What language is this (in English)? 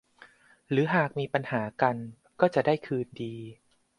Thai